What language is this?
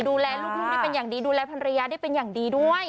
Thai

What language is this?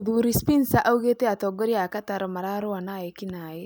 Kikuyu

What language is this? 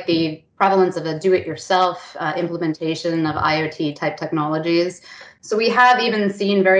English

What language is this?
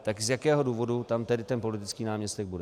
Czech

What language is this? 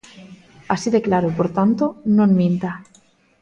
Galician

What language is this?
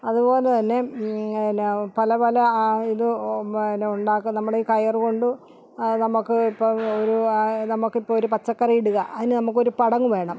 Malayalam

